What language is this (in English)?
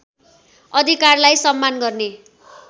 Nepali